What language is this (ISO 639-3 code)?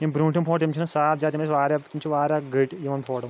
kas